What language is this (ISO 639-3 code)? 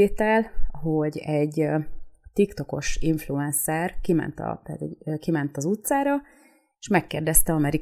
hun